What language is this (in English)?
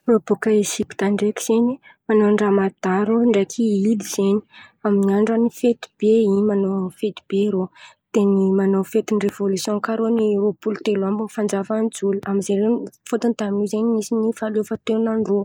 Antankarana Malagasy